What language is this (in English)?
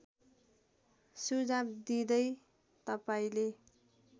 Nepali